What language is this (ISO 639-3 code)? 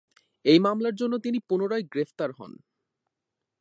ben